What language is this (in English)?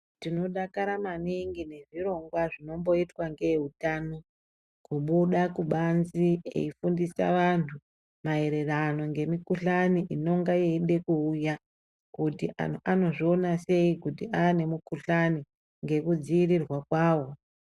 Ndau